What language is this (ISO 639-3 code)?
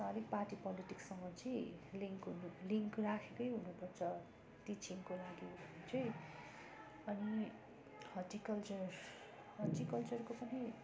nep